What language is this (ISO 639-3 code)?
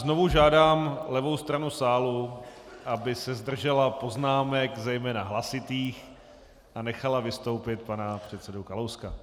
ces